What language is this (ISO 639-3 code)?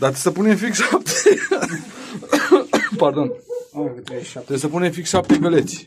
ron